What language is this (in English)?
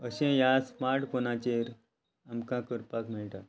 Konkani